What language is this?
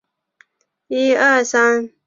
Chinese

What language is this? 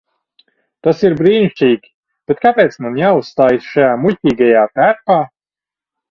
Latvian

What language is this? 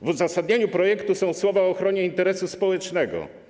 Polish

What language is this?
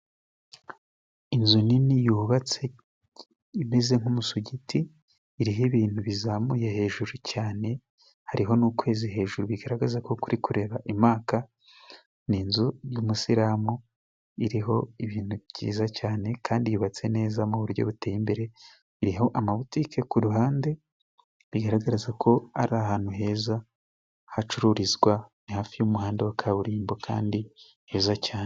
Kinyarwanda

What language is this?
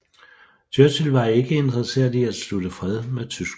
Danish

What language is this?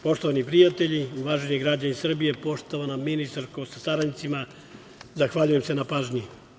Serbian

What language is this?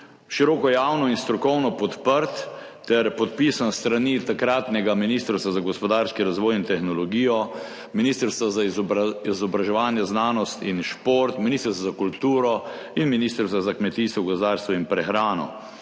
Slovenian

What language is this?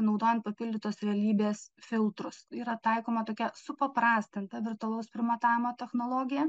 Lithuanian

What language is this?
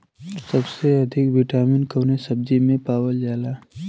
Bhojpuri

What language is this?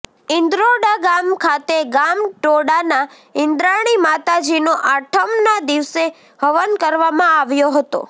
Gujarati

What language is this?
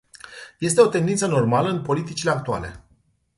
Romanian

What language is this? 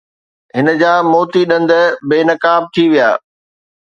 Sindhi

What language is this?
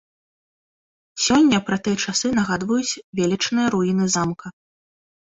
Belarusian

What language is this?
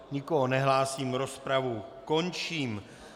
Czech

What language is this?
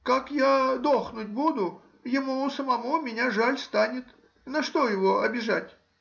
Russian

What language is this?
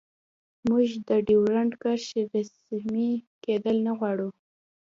Pashto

